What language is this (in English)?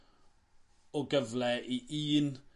Welsh